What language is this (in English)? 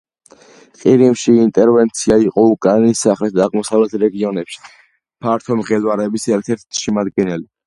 Georgian